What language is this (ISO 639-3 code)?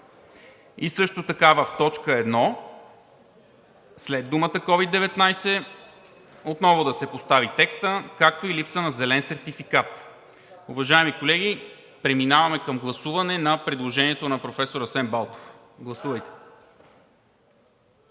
bul